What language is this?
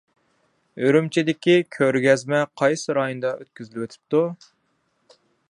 Uyghur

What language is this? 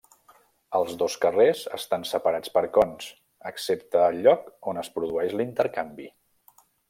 Catalan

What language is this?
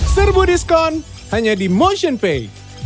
Indonesian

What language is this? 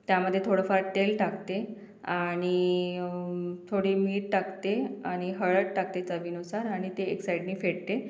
Marathi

